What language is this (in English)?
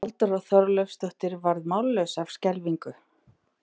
Icelandic